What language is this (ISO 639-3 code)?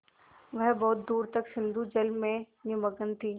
hin